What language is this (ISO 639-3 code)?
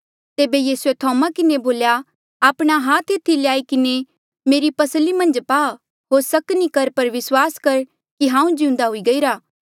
mjl